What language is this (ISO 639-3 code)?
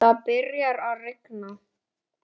isl